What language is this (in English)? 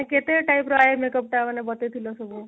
Odia